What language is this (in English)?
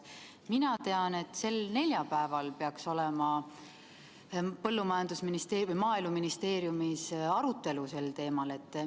Estonian